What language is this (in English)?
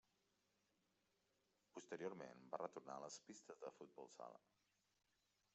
Catalan